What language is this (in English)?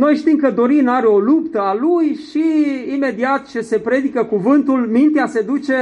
Romanian